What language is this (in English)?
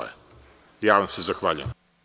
Serbian